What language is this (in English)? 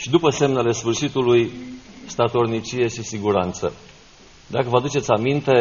Romanian